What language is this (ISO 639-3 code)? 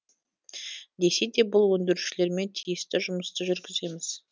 kaz